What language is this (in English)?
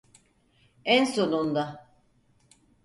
Turkish